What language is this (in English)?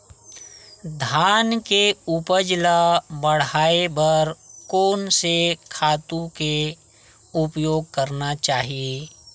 Chhattisgarhi